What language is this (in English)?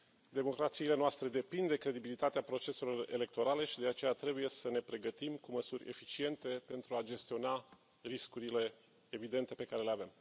Romanian